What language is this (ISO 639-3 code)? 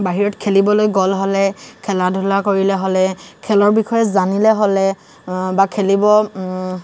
asm